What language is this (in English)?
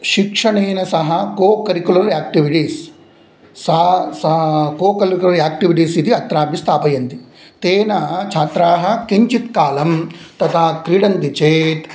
Sanskrit